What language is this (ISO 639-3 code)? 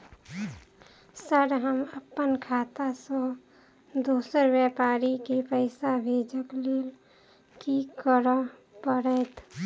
mai